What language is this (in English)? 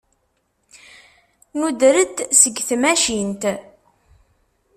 Kabyle